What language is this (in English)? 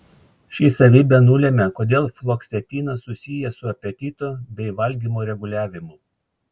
Lithuanian